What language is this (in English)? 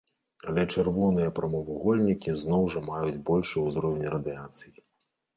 Belarusian